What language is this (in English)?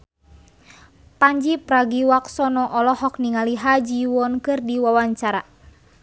Sundanese